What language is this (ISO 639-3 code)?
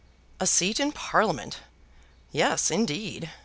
eng